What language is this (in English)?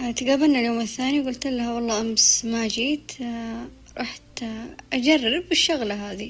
Arabic